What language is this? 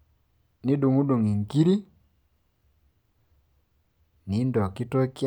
Masai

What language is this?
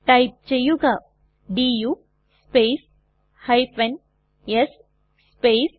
Malayalam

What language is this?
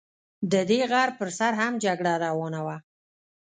Pashto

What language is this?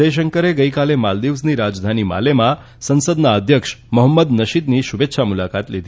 Gujarati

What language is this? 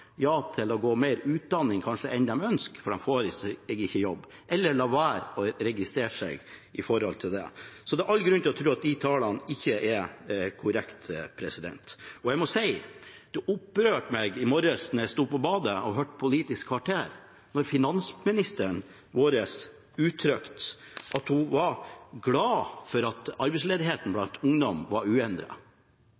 Norwegian Bokmål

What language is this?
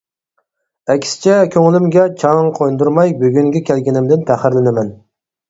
Uyghur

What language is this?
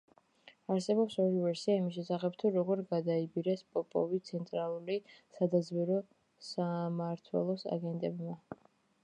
Georgian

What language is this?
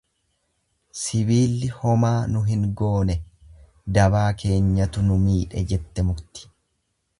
Oromo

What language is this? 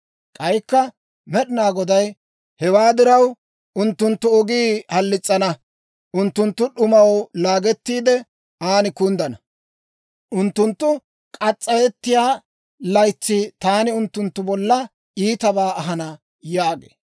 Dawro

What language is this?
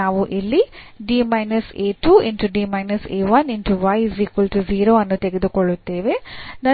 Kannada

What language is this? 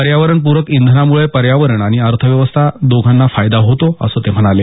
Marathi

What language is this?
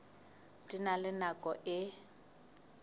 Southern Sotho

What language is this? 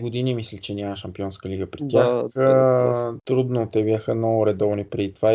Bulgarian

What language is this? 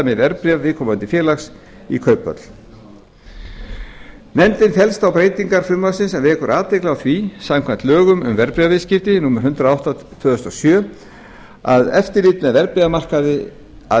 Icelandic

